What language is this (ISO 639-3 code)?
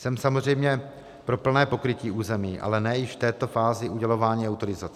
ces